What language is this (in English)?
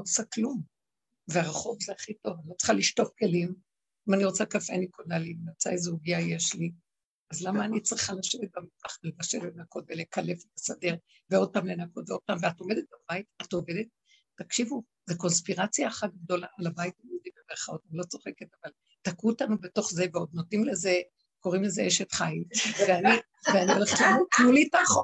Hebrew